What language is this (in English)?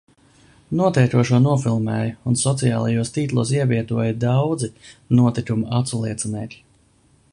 Latvian